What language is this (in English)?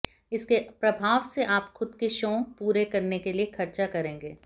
Hindi